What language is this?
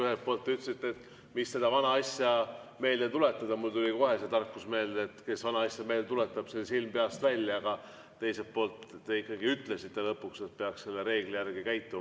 Estonian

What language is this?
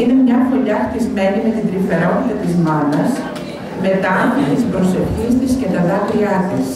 Greek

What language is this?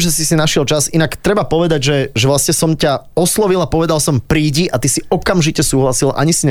Slovak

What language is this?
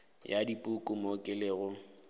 Northern Sotho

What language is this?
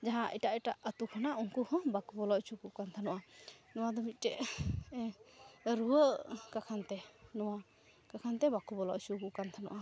Santali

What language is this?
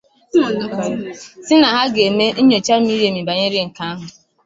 Igbo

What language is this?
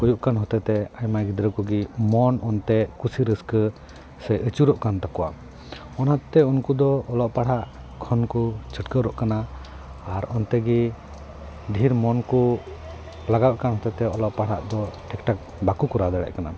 Santali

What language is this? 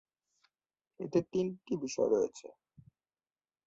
Bangla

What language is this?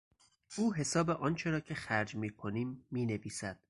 Persian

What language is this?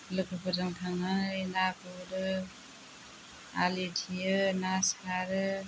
Bodo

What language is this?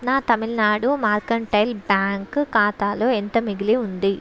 Telugu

